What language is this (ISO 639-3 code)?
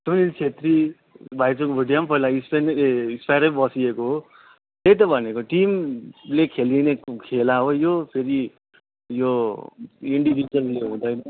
nep